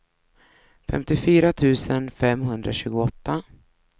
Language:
Swedish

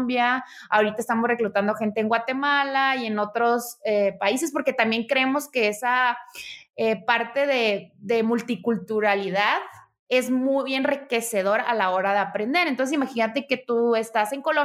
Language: Spanish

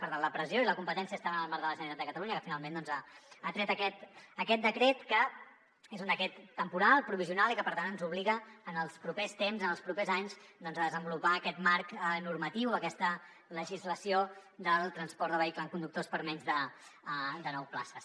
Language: Catalan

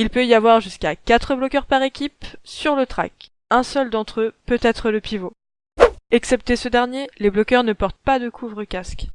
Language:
French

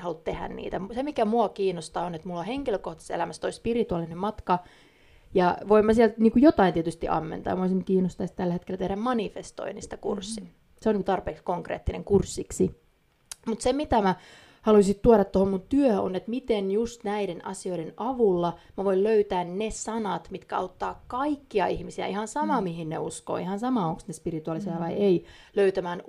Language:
Finnish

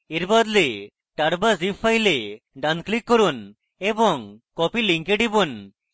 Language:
Bangla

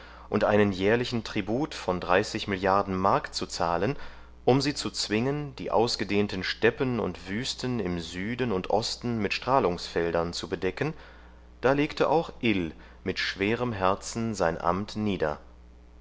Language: German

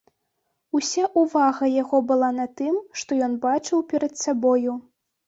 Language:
Belarusian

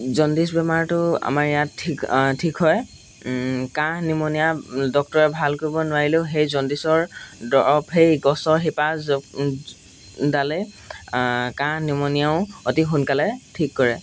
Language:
Assamese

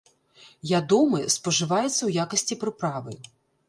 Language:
Belarusian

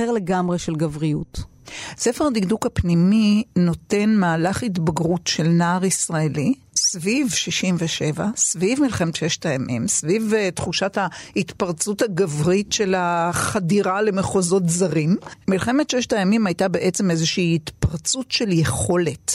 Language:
Hebrew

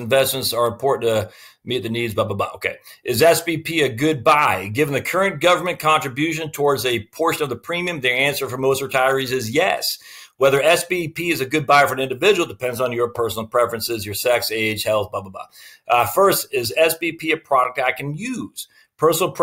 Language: English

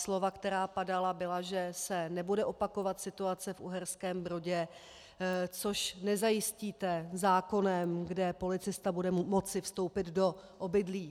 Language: Czech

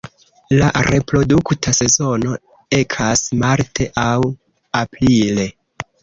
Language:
Esperanto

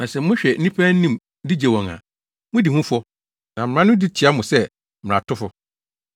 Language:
Akan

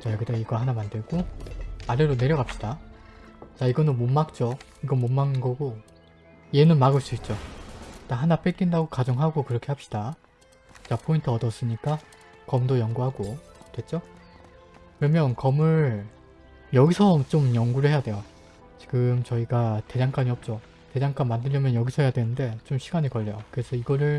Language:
Korean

